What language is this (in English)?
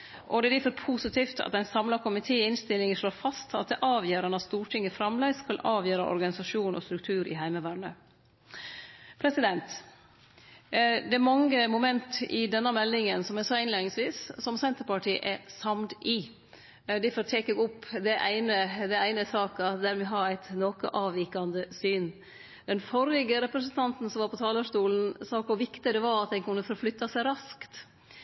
Norwegian Nynorsk